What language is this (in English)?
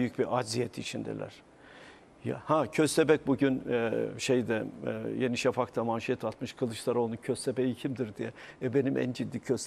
Turkish